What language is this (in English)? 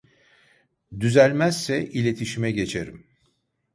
Turkish